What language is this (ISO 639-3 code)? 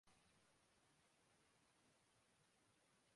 urd